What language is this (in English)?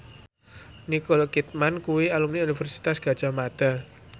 Javanese